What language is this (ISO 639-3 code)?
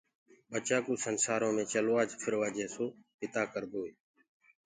ggg